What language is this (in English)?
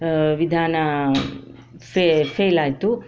Kannada